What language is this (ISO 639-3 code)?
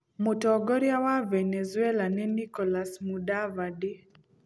kik